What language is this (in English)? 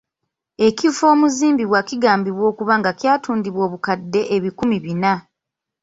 Ganda